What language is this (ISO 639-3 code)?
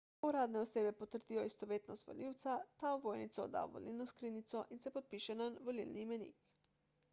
slv